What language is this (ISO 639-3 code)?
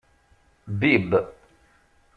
kab